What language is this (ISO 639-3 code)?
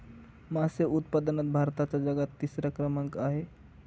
mar